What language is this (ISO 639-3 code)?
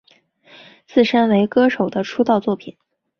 zho